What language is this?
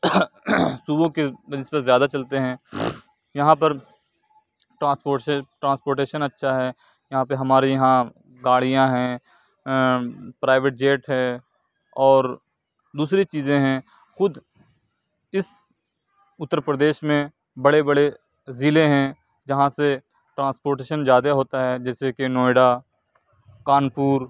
Urdu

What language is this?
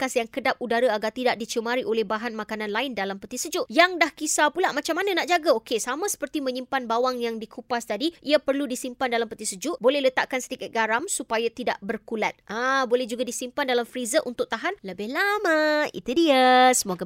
Malay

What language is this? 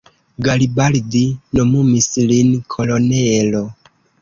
Esperanto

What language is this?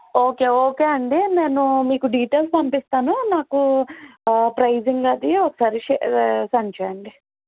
Telugu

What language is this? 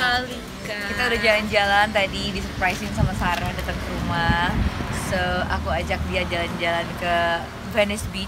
Indonesian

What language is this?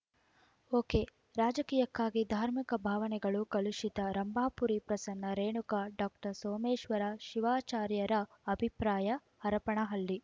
Kannada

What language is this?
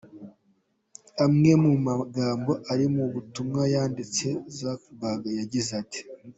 Kinyarwanda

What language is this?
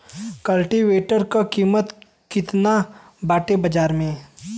Bhojpuri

